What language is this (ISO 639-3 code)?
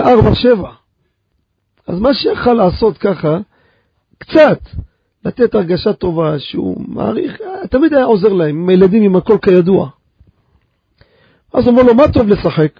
heb